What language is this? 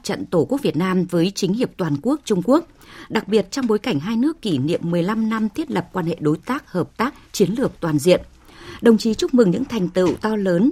Vietnamese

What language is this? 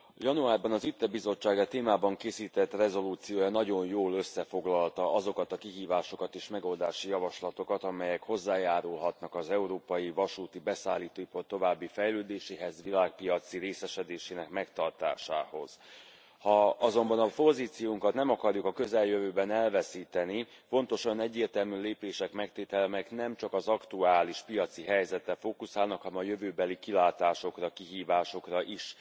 Hungarian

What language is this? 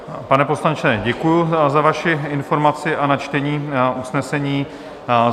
Czech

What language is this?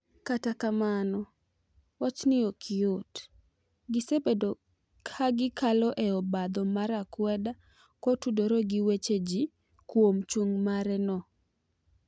Luo (Kenya and Tanzania)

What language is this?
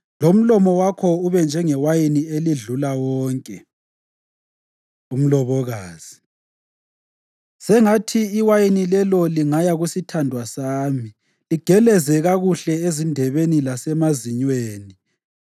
North Ndebele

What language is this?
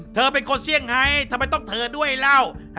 Thai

